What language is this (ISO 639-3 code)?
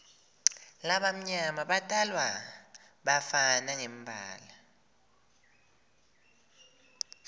ssw